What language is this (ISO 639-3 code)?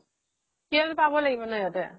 asm